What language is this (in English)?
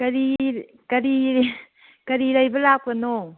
Manipuri